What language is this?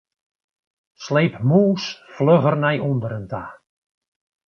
Western Frisian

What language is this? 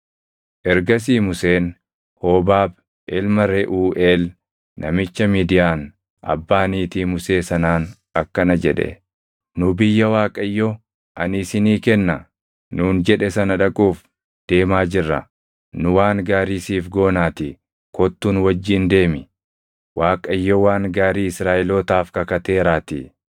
Oromo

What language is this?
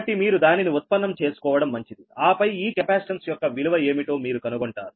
Telugu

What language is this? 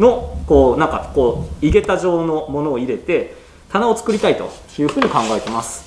Japanese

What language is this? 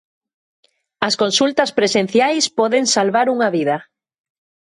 Galician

